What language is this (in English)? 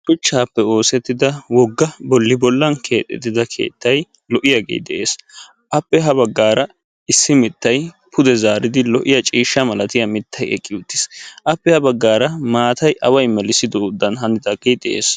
Wolaytta